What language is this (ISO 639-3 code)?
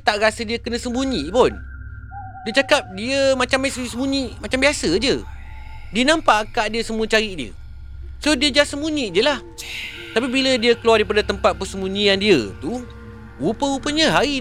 msa